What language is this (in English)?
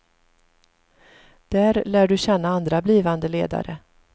Swedish